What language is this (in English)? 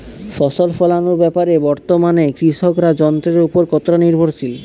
Bangla